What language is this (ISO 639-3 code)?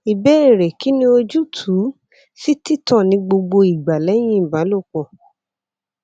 yor